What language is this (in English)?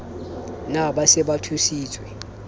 Southern Sotho